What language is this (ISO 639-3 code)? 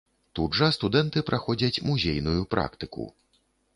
bel